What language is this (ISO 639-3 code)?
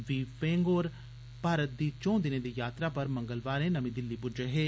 doi